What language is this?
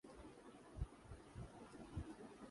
Urdu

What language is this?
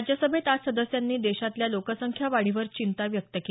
Marathi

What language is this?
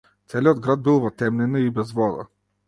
Macedonian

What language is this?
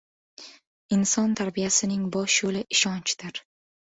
Uzbek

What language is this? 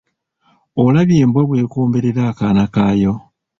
Ganda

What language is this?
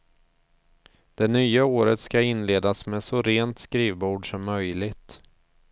Swedish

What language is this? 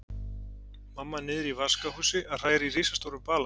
Icelandic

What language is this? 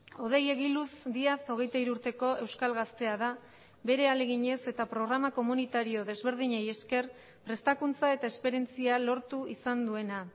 Basque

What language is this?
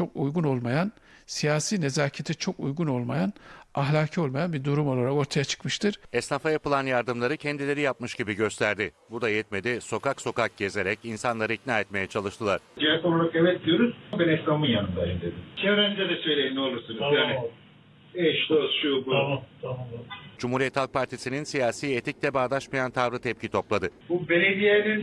Turkish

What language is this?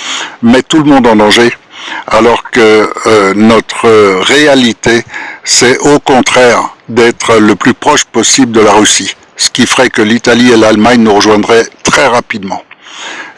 French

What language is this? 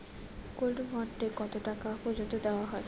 Bangla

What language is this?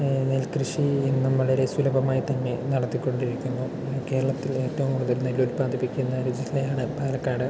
Malayalam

